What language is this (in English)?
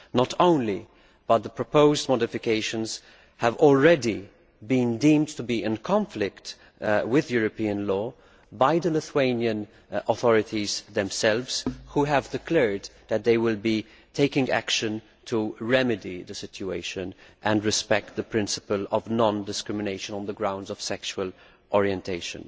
English